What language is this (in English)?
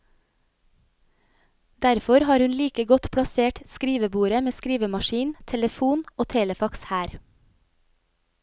Norwegian